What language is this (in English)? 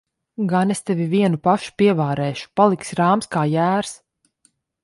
Latvian